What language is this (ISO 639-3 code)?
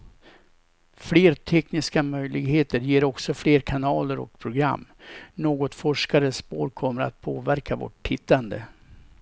swe